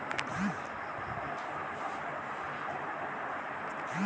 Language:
Magahi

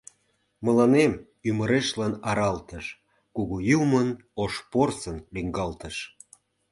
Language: Mari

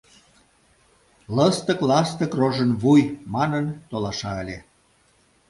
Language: Mari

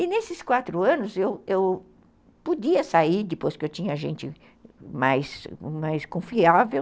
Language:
Portuguese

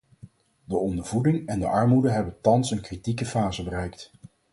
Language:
Dutch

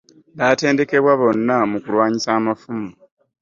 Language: Ganda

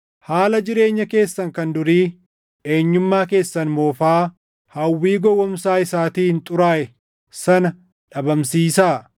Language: Oromo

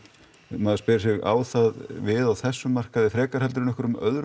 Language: Icelandic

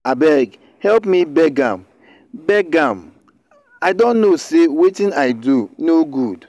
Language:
Nigerian Pidgin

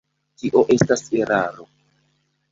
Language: Esperanto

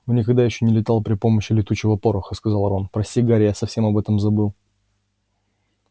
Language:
Russian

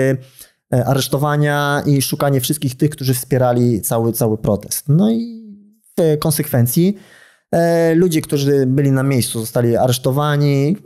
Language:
Polish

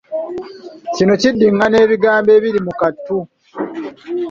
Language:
Ganda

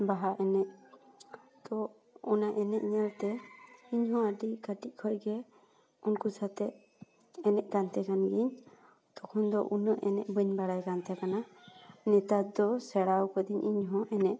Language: Santali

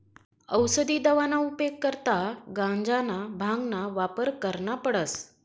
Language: Marathi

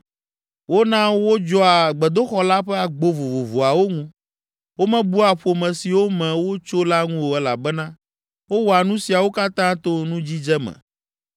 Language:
Ewe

